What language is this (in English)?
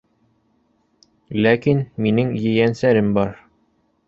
Bashkir